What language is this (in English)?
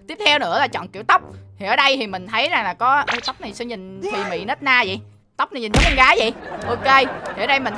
Vietnamese